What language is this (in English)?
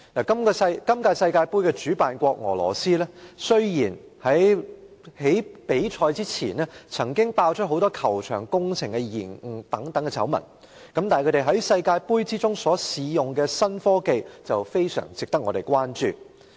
Cantonese